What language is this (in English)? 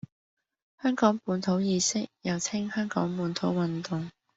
Cantonese